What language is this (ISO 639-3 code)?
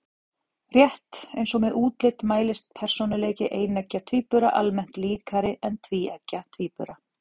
isl